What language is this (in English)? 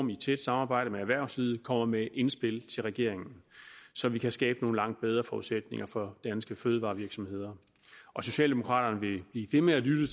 Danish